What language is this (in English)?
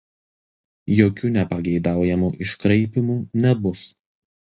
Lithuanian